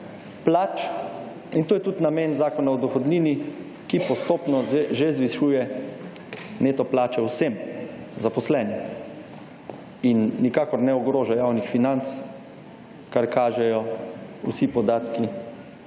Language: Slovenian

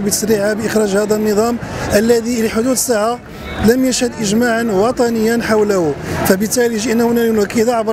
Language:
Arabic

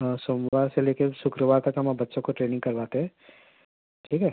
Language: Urdu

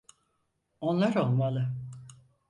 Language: Turkish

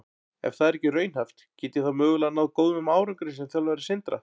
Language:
Icelandic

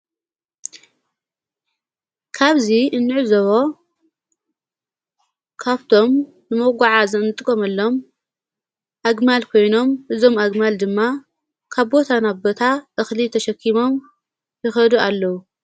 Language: Tigrinya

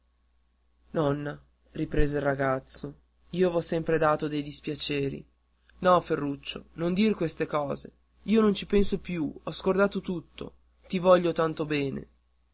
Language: Italian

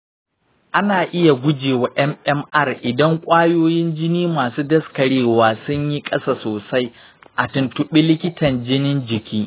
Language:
Hausa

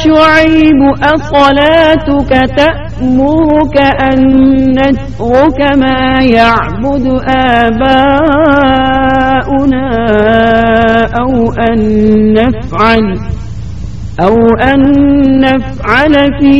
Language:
Urdu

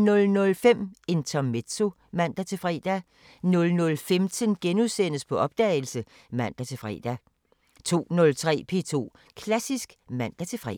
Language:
Danish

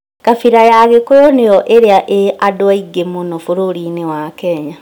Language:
Kikuyu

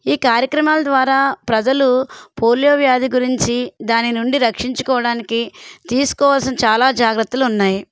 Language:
Telugu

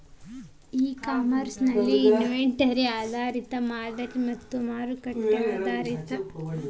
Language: Kannada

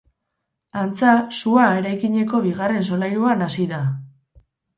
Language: Basque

